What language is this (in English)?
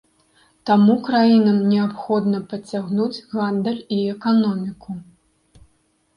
Belarusian